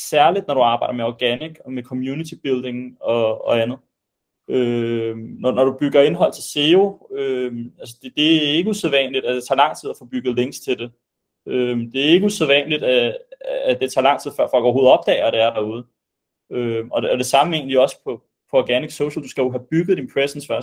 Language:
Danish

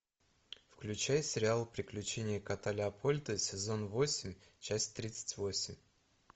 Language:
Russian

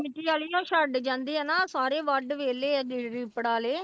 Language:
Punjabi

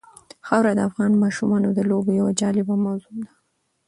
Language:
Pashto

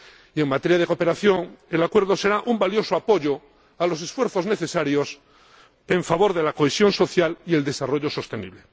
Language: Spanish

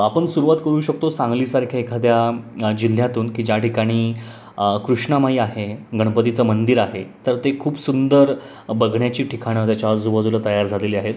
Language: Marathi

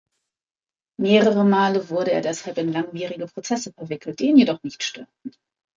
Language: German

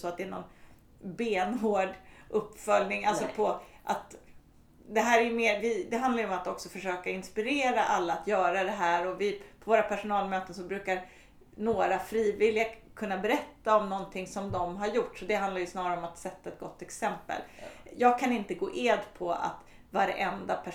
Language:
Swedish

